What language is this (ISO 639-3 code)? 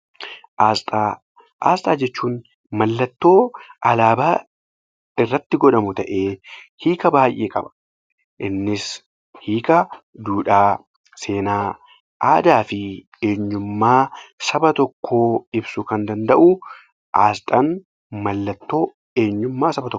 orm